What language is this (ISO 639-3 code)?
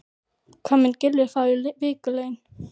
isl